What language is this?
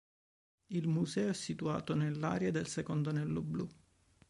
Italian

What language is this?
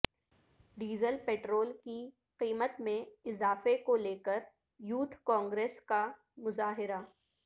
Urdu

